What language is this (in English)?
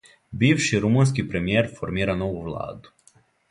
Serbian